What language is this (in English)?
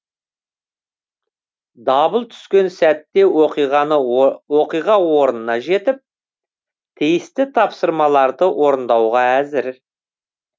Kazakh